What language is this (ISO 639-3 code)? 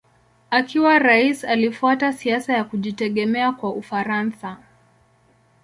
swa